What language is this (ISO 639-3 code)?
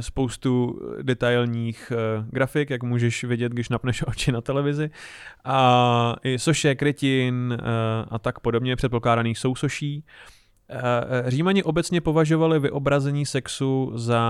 ces